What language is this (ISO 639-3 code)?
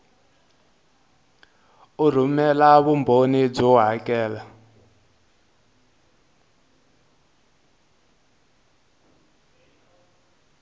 tso